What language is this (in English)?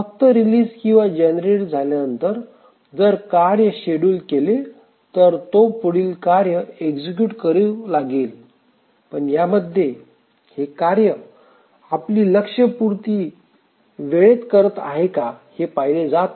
Marathi